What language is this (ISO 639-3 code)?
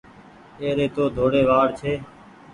gig